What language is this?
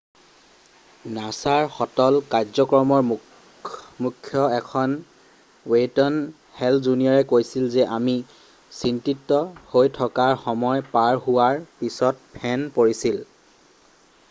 Assamese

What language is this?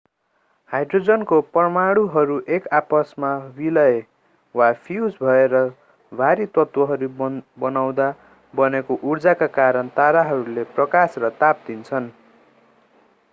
Nepali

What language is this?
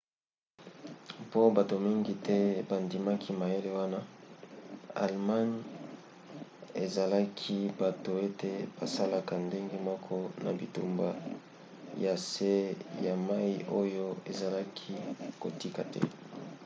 Lingala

